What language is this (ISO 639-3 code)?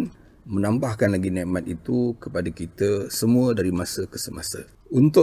msa